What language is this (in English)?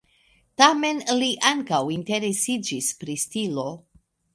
Esperanto